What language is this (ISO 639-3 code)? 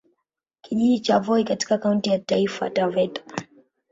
swa